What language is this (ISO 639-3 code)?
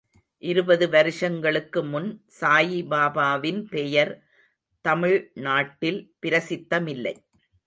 tam